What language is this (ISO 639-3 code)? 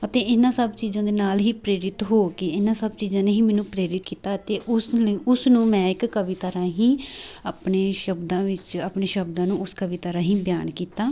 pan